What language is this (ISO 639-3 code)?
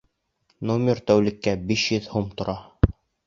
bak